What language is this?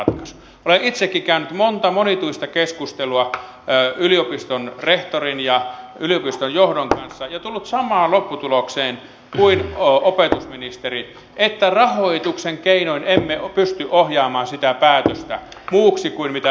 Finnish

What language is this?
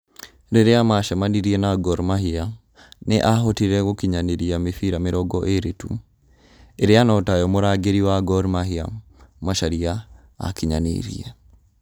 Kikuyu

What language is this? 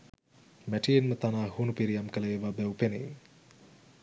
Sinhala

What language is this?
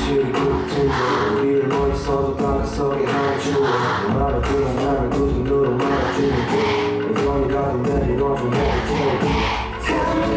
Korean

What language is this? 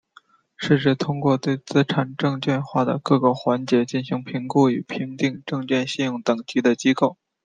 Chinese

